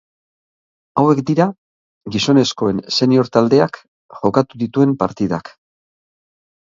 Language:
Basque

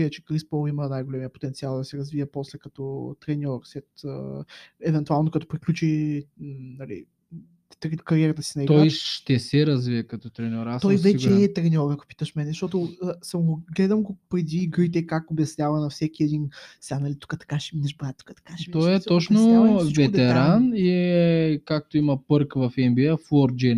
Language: Bulgarian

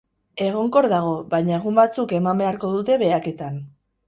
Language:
Basque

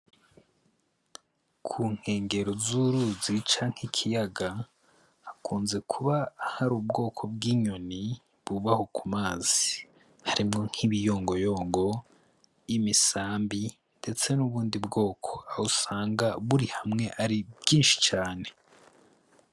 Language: Rundi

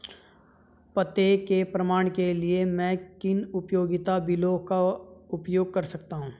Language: Hindi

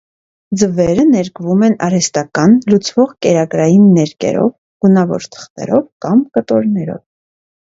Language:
Armenian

